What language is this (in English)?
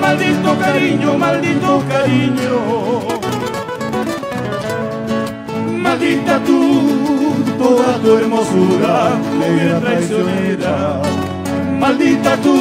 Romanian